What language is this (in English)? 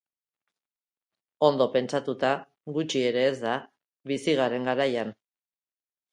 Basque